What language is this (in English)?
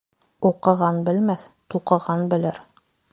Bashkir